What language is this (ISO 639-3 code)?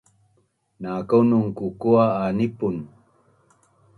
bnn